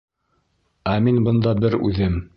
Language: Bashkir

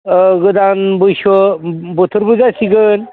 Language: Bodo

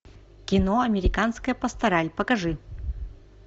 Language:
Russian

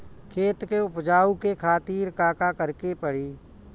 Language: Bhojpuri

